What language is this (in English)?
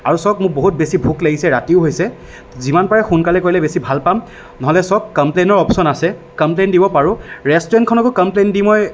Assamese